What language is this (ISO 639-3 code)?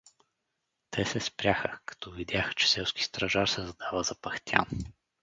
bul